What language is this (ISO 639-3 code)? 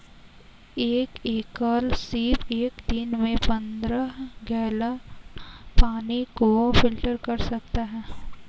hin